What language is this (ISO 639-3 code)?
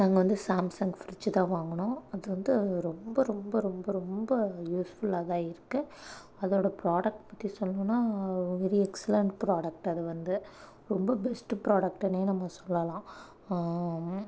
tam